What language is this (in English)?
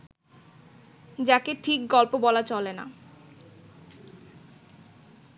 Bangla